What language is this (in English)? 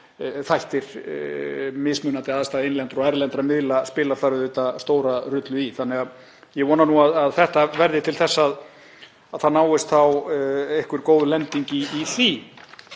Icelandic